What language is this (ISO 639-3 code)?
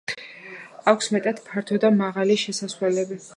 kat